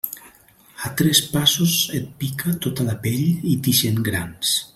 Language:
Catalan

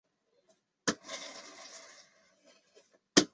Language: Chinese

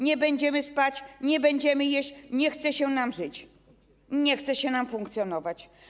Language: Polish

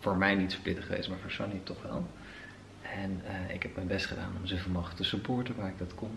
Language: Dutch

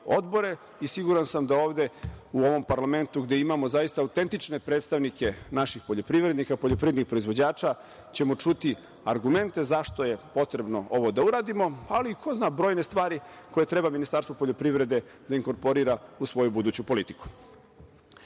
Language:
Serbian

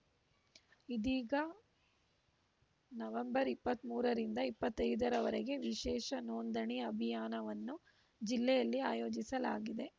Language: Kannada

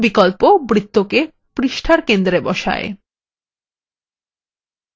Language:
Bangla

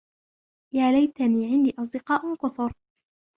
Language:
Arabic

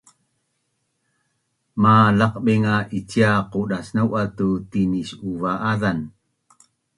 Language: Bunun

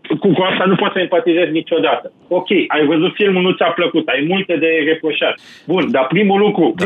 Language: Romanian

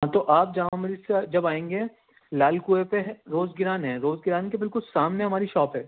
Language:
Urdu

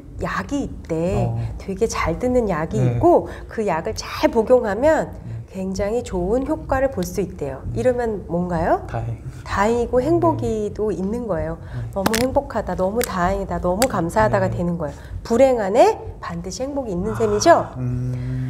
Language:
Korean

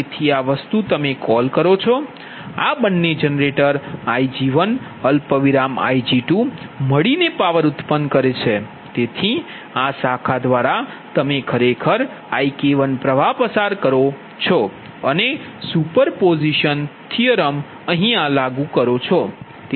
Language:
Gujarati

